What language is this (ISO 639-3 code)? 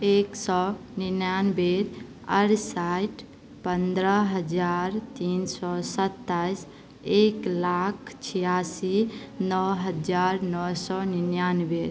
mai